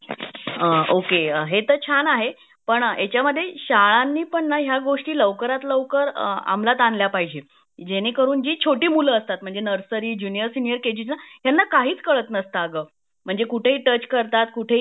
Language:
Marathi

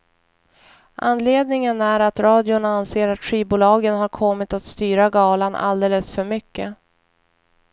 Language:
Swedish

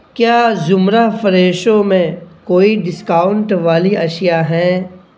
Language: Urdu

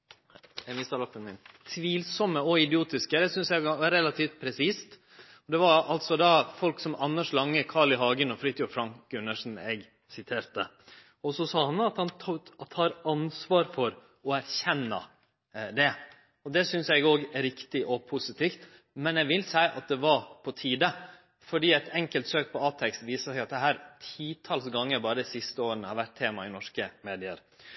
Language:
Norwegian Nynorsk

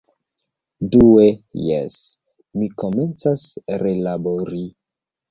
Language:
Esperanto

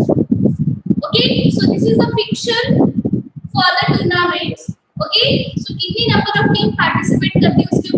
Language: Indonesian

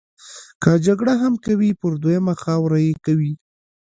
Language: Pashto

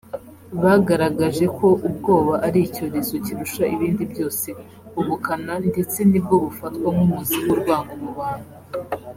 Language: Kinyarwanda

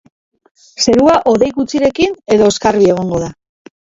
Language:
Basque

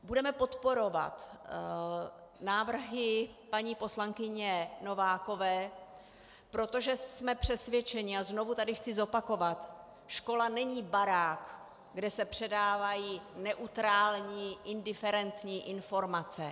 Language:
Czech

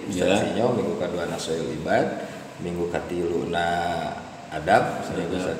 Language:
Indonesian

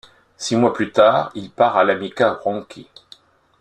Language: French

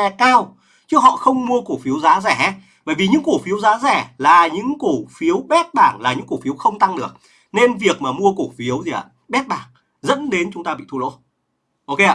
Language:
Vietnamese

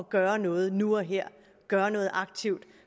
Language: Danish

